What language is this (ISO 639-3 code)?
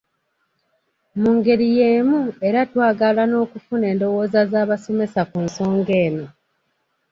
lug